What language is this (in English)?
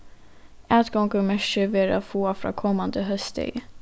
Faroese